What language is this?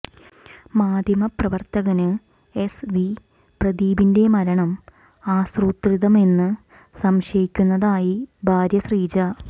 Malayalam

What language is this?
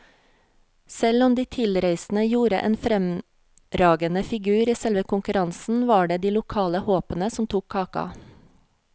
Norwegian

